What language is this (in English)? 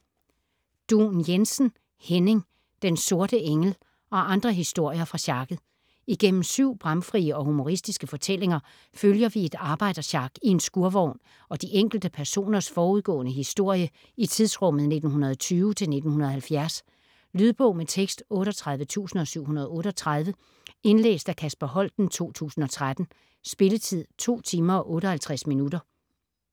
Danish